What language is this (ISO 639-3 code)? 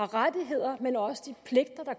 dan